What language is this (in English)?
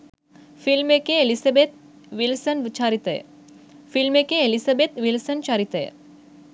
Sinhala